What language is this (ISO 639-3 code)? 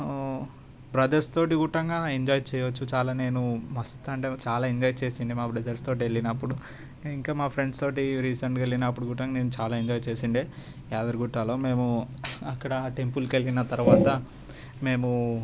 tel